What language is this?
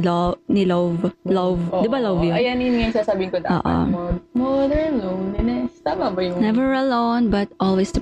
Filipino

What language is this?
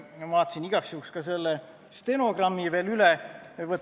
Estonian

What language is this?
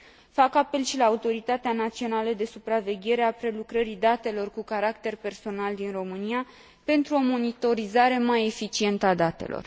Romanian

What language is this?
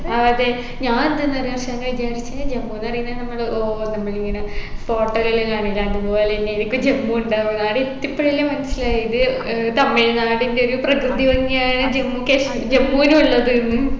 Malayalam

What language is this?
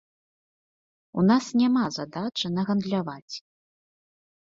Belarusian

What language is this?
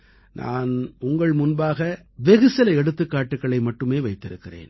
Tamil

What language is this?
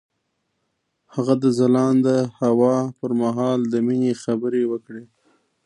Pashto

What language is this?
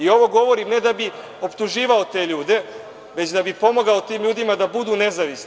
Serbian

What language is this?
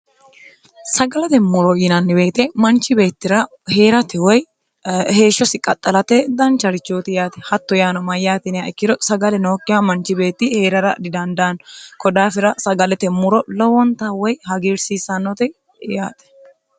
Sidamo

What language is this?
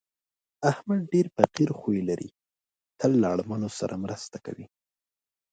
Pashto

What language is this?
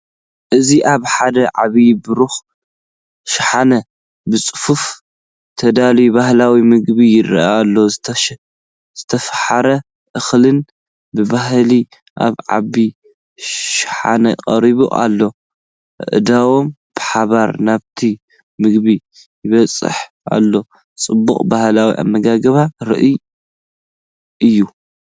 Tigrinya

